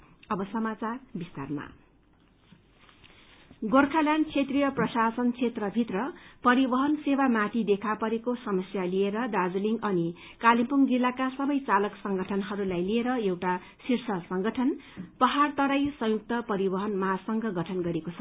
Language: Nepali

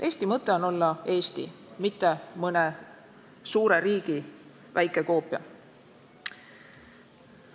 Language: Estonian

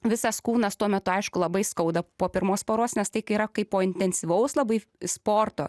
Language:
Lithuanian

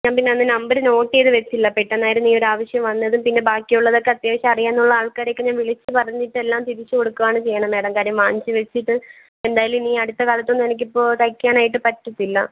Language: Malayalam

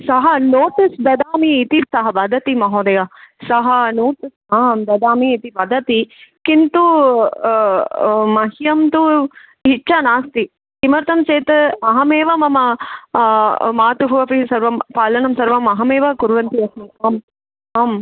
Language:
Sanskrit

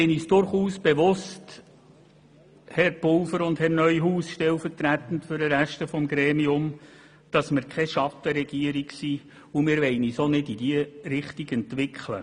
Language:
Swiss German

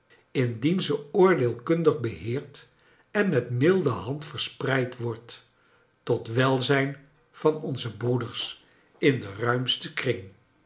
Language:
Dutch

